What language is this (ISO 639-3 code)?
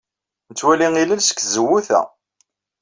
kab